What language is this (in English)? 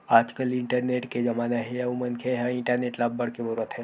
Chhattisgarhi